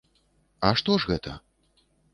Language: Belarusian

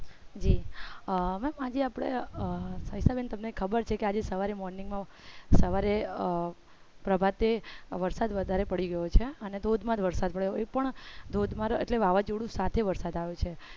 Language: Gujarati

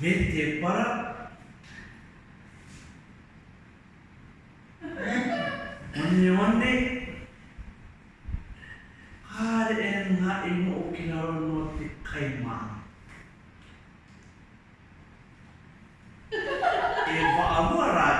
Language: Māori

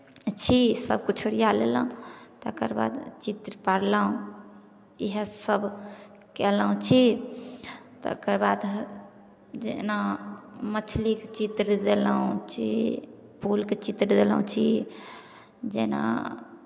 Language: Maithili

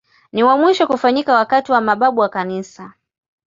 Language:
Swahili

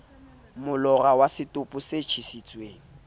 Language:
Southern Sotho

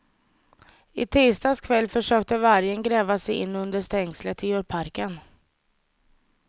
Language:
Swedish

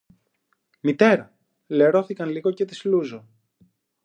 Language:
Greek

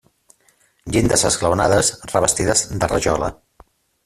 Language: Catalan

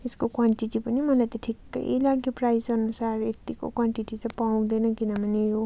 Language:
Nepali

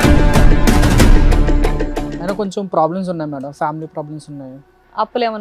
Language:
Telugu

